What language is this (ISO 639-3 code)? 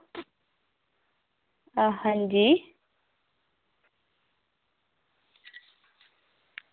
doi